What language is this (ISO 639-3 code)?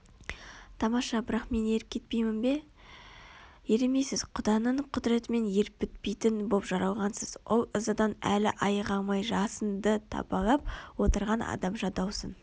kaz